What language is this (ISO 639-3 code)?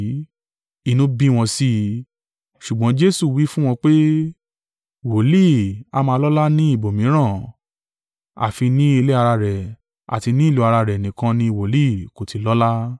yor